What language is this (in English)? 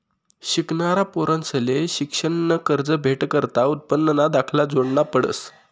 Marathi